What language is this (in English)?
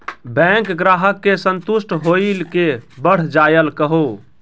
Maithili